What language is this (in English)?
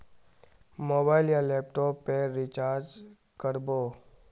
Magahi